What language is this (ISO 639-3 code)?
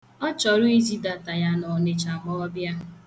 ibo